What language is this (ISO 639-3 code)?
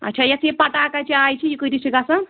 kas